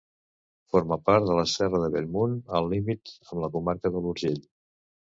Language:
Catalan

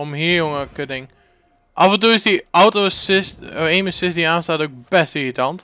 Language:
Dutch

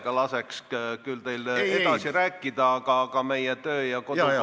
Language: Estonian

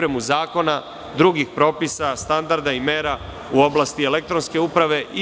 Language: Serbian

